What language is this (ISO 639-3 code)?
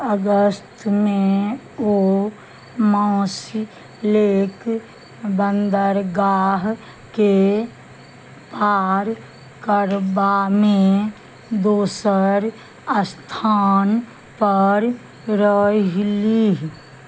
mai